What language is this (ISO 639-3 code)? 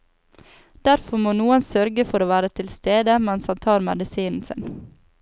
nor